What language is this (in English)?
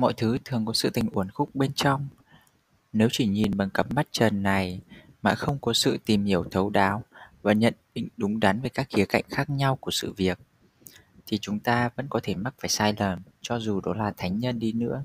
Vietnamese